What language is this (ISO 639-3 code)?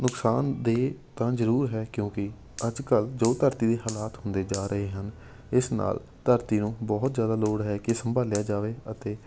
pan